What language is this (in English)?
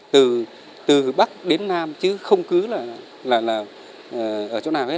Vietnamese